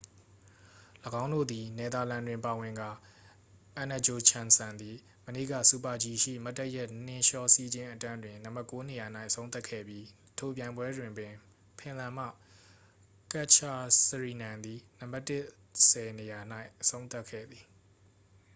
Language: Burmese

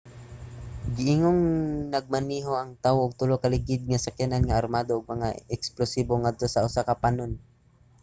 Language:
Cebuano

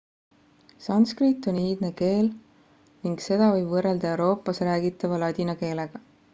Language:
Estonian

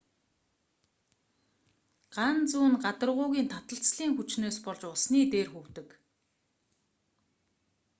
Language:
Mongolian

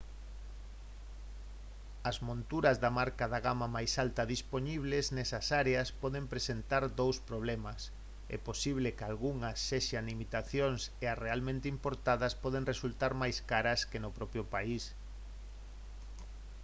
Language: Galician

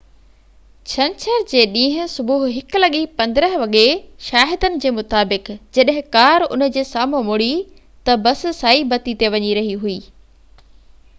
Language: Sindhi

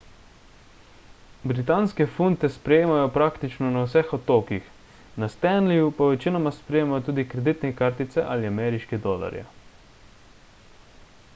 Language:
Slovenian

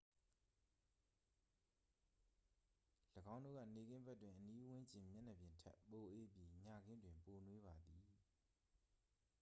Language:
Burmese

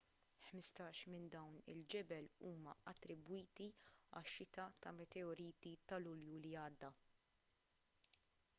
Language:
Maltese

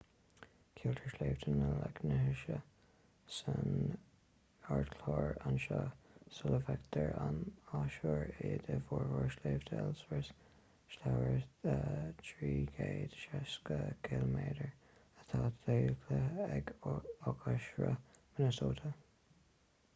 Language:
Irish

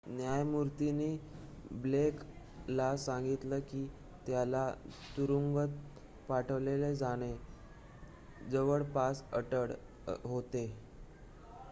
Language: Marathi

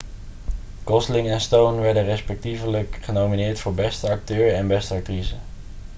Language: Dutch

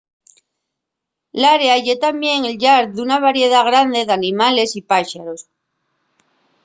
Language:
Asturian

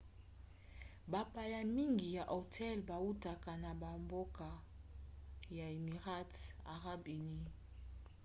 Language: Lingala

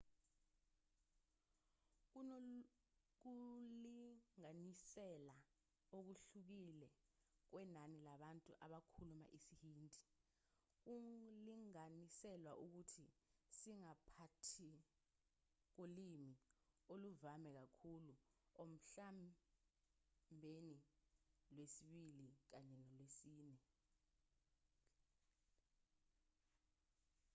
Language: Zulu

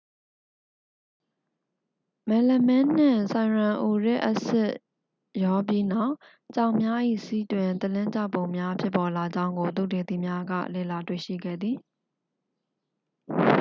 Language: Burmese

